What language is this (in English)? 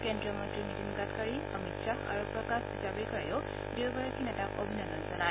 Assamese